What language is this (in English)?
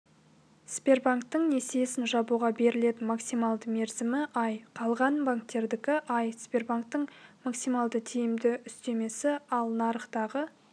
Kazakh